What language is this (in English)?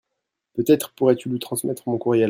French